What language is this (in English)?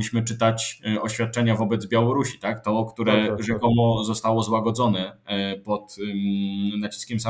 Polish